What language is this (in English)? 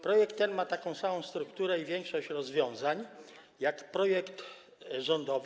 Polish